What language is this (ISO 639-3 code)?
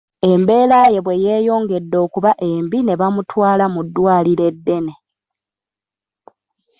lug